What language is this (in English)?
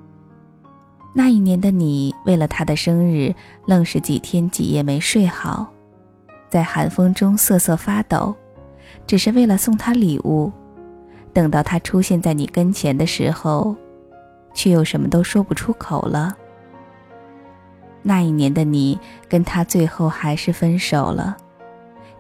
Chinese